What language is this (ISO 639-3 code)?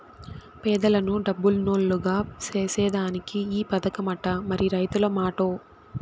tel